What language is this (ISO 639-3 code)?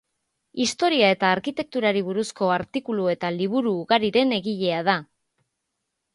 eus